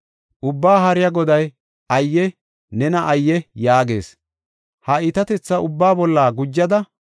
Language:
Gofa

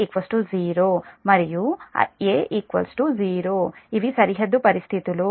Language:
Telugu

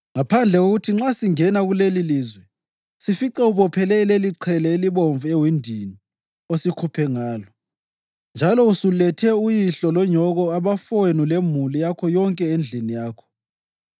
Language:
North Ndebele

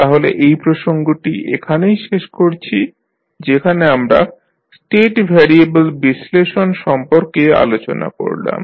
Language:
Bangla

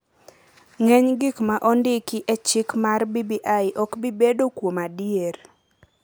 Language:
Luo (Kenya and Tanzania)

